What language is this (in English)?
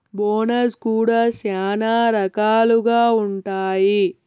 Telugu